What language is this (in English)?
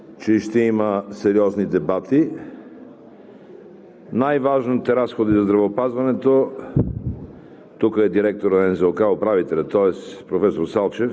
Bulgarian